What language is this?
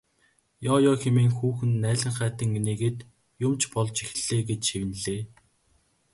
Mongolian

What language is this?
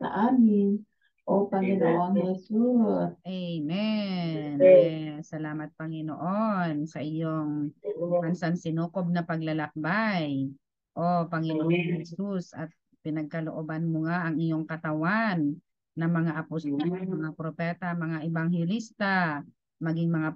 Filipino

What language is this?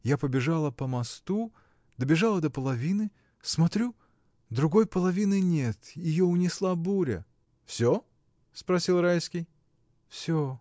Russian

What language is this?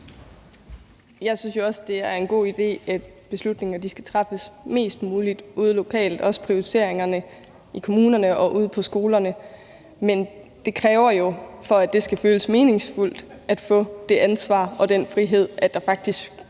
Danish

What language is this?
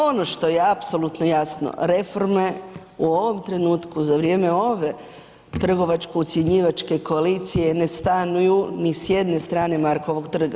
Croatian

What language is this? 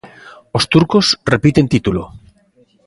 Galician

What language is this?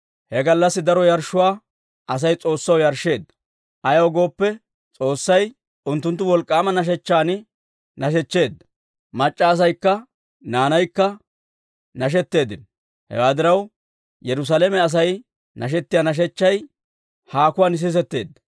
Dawro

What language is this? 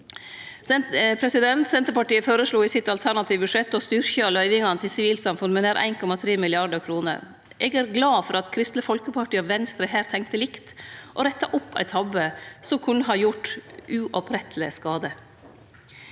Norwegian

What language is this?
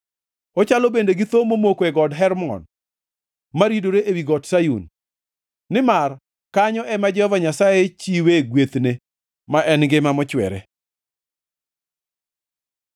Luo (Kenya and Tanzania)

